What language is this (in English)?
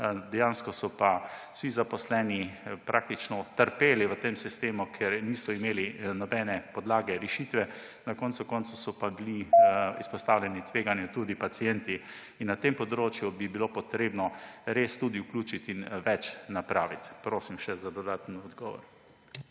Slovenian